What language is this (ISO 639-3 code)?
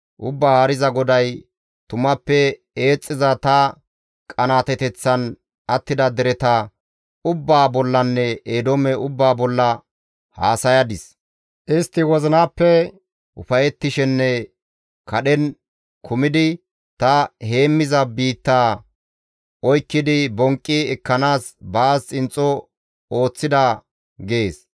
gmv